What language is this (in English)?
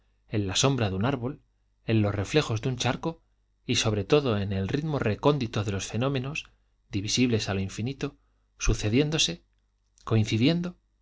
Spanish